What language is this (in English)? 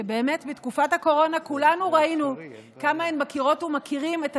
Hebrew